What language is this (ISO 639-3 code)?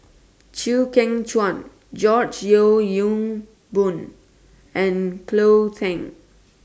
eng